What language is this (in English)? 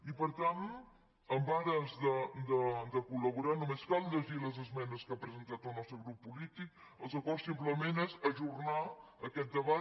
Catalan